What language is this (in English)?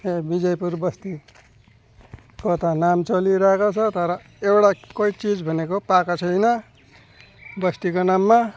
Nepali